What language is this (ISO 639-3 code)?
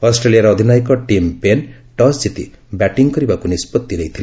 ori